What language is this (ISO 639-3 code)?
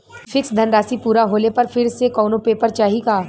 bho